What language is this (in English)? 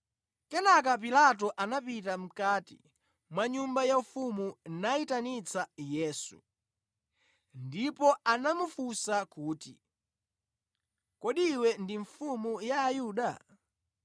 Nyanja